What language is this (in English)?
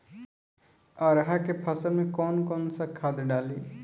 Bhojpuri